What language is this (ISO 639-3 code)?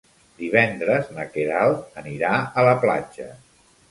cat